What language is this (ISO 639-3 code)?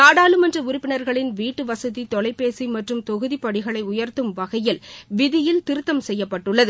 tam